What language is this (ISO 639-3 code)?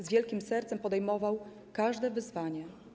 pol